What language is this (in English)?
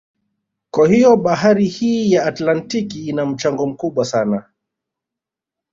Swahili